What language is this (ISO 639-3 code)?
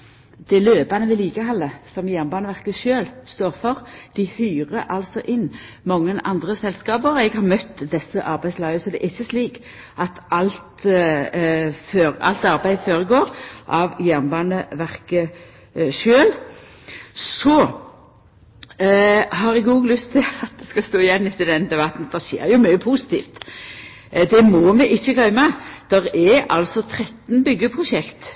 nno